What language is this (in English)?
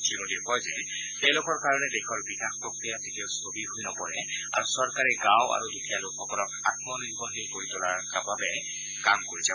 Assamese